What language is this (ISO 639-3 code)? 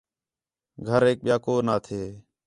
xhe